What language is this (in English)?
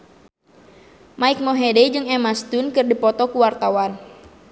Sundanese